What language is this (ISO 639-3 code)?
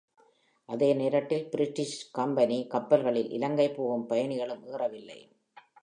tam